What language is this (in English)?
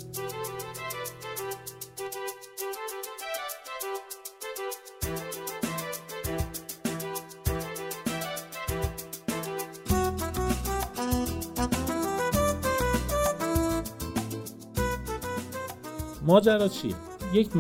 Persian